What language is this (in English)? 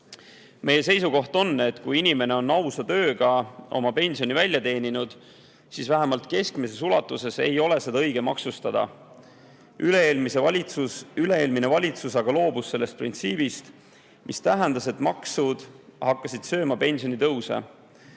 Estonian